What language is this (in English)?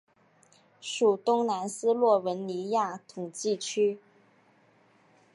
Chinese